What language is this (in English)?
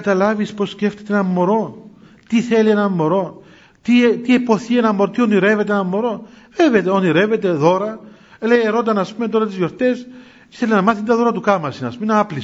Greek